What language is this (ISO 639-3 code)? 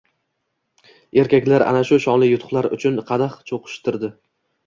uzb